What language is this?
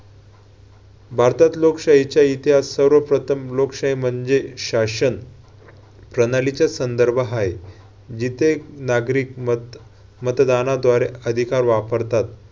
Marathi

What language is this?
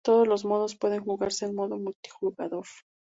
Spanish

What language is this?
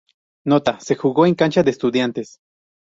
Spanish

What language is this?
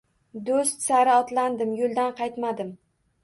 Uzbek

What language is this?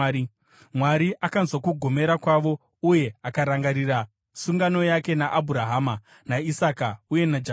Shona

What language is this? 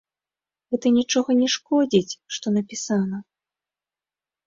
Belarusian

